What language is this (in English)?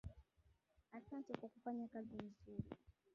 Swahili